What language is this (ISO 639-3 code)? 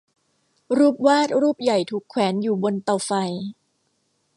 tha